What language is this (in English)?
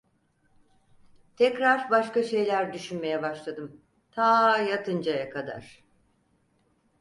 Turkish